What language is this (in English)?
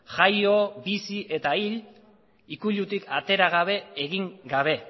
Basque